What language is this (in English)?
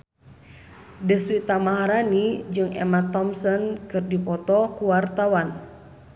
Sundanese